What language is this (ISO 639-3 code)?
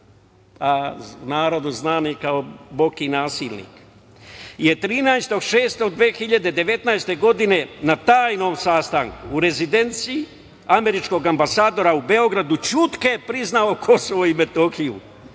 srp